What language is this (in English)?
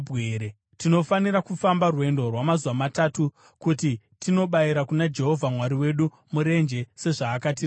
Shona